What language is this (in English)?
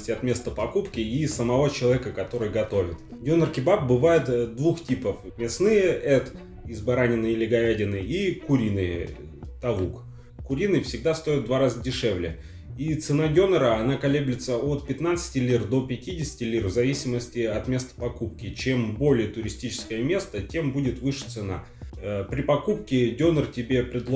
Russian